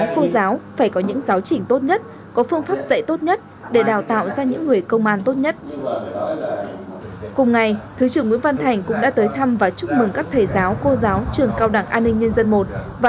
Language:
Vietnamese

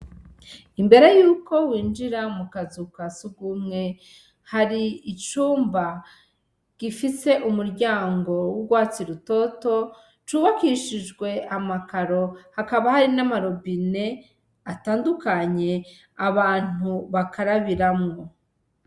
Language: Rundi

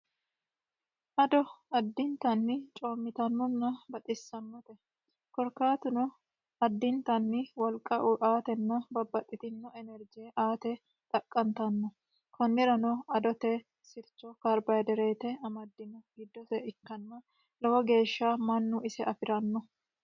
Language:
Sidamo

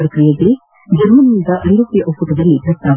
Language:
Kannada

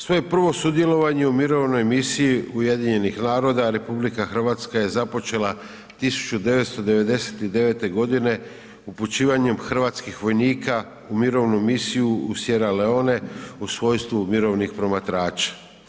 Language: Croatian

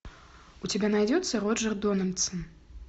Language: Russian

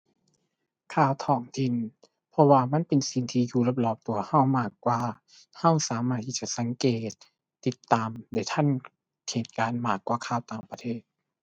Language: Thai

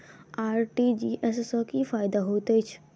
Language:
Maithili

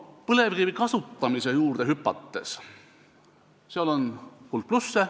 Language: Estonian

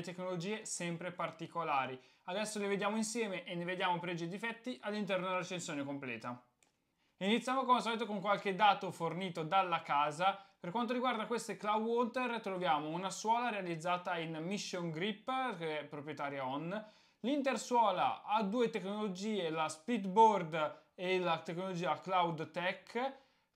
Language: Italian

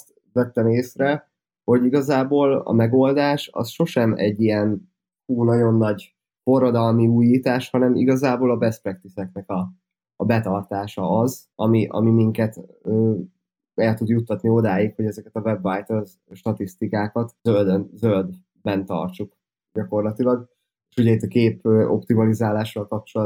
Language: Hungarian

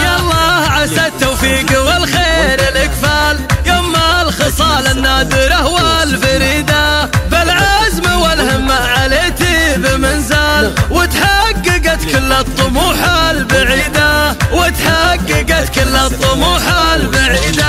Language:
Arabic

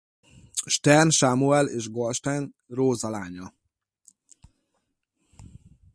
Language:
Hungarian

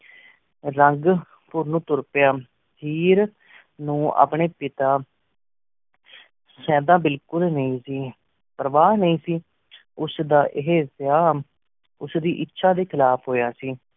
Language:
Punjabi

